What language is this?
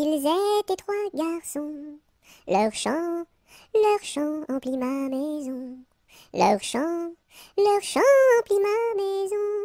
French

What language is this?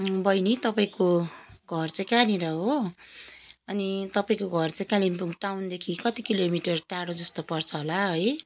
Nepali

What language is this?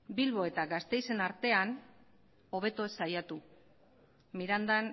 Basque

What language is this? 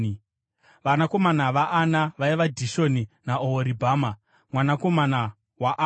Shona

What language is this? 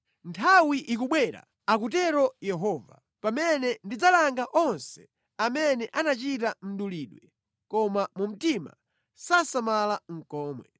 Nyanja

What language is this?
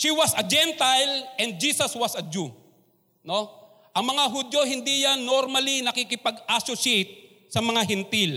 Filipino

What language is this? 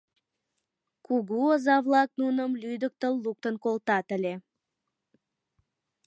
Mari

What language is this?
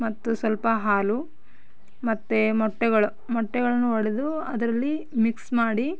Kannada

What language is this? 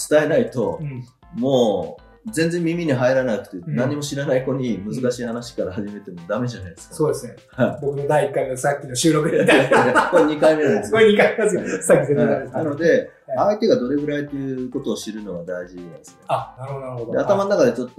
Japanese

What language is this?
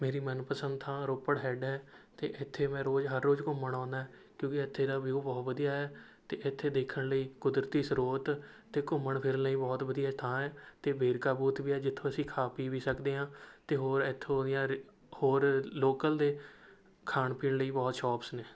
Punjabi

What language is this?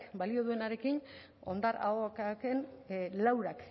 Basque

